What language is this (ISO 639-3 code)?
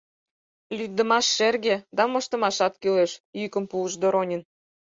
chm